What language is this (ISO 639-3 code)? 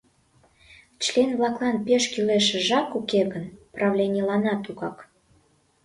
chm